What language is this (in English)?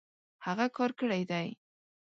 Pashto